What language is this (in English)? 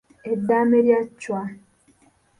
Ganda